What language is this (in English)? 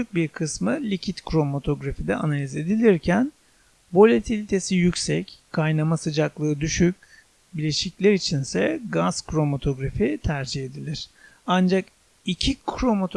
Turkish